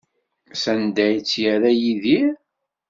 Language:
Kabyle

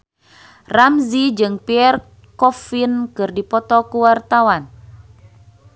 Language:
Sundanese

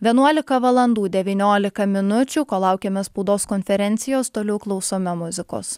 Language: Lithuanian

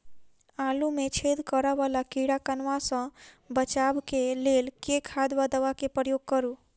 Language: Maithili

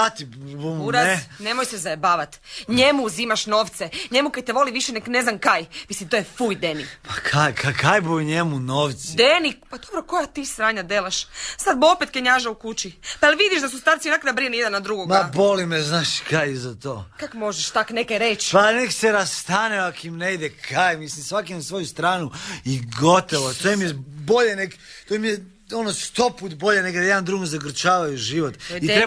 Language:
Croatian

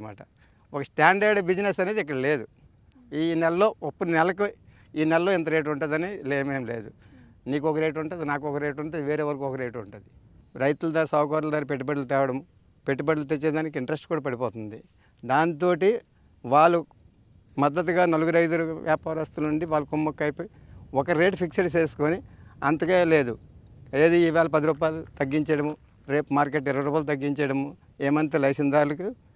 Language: Telugu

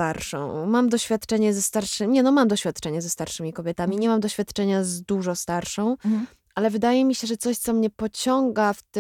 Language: Polish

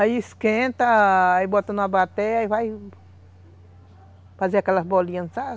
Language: Portuguese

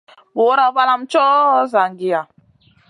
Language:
Masana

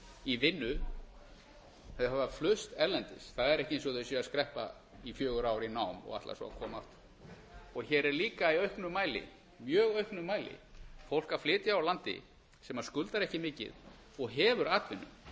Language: Icelandic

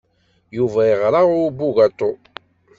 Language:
Kabyle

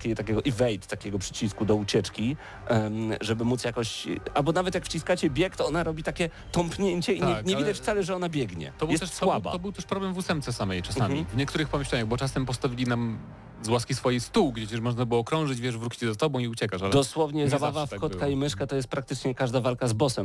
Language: Polish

